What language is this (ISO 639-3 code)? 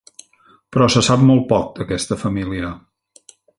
cat